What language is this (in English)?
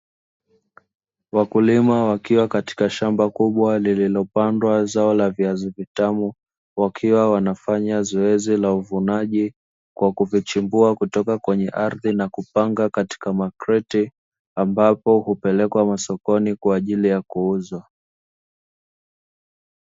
Swahili